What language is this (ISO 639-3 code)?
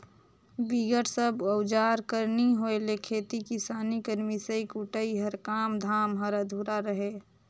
hne